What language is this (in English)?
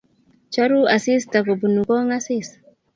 Kalenjin